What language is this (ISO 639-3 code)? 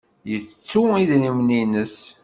kab